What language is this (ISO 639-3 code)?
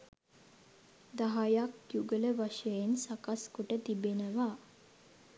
sin